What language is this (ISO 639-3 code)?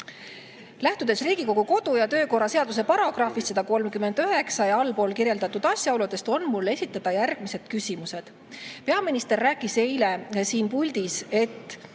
est